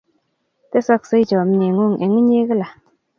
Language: Kalenjin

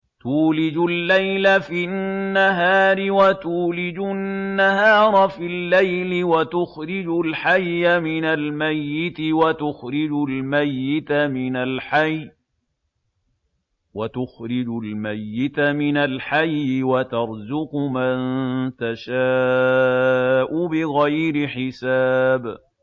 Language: Arabic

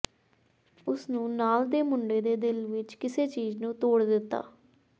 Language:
Punjabi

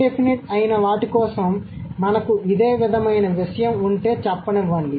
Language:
Telugu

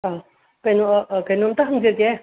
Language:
Manipuri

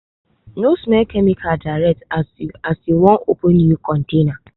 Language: Nigerian Pidgin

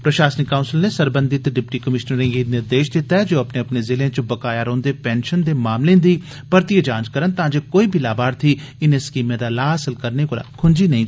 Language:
Dogri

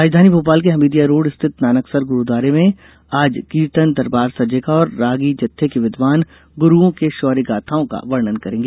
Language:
Hindi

